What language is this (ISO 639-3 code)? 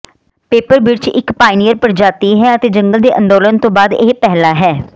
pan